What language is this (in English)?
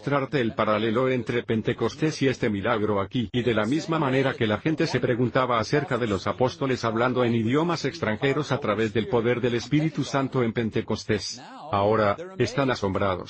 Spanish